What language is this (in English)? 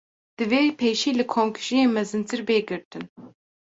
Kurdish